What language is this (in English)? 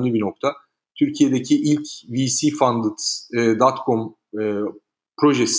Turkish